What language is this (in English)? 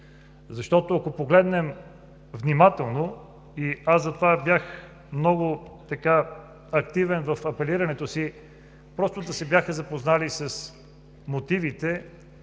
Bulgarian